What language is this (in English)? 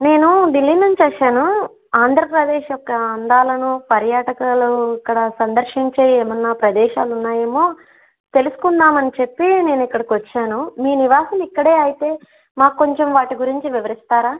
Telugu